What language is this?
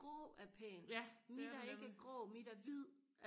Danish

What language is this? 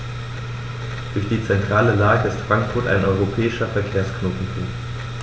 German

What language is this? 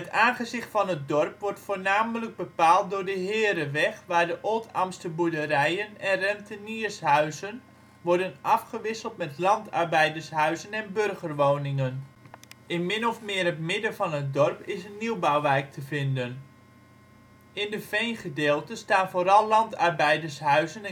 Dutch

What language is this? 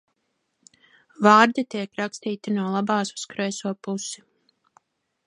Latvian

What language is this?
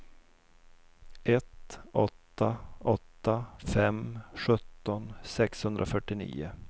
Swedish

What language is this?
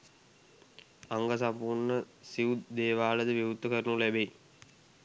Sinhala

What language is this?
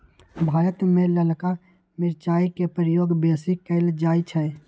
Magahi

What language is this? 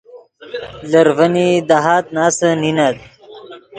Yidgha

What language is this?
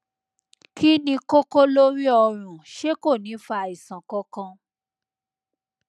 Yoruba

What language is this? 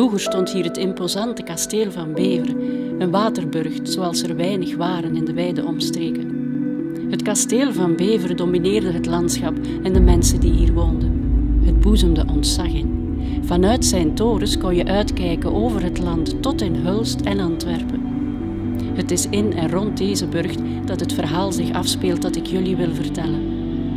Dutch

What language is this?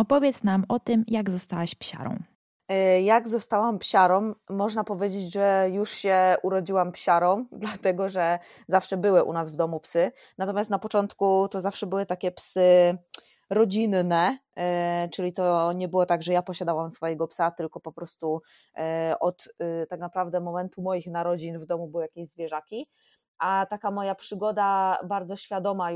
Polish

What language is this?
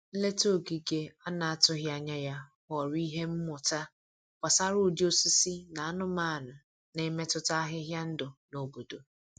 Igbo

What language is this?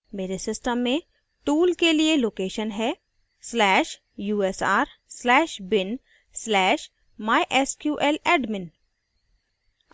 Hindi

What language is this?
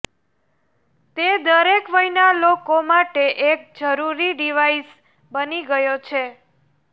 Gujarati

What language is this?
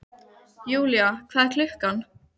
Icelandic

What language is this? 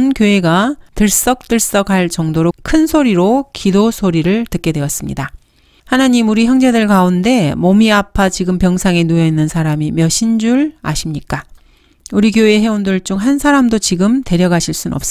Korean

